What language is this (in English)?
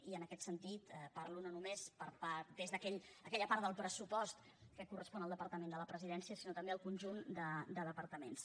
Catalan